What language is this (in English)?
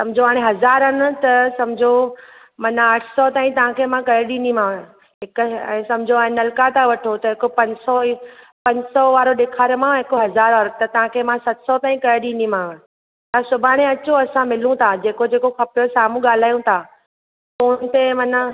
Sindhi